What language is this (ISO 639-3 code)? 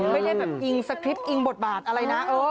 tha